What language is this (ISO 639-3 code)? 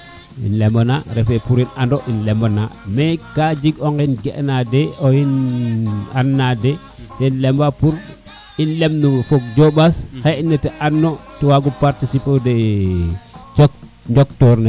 srr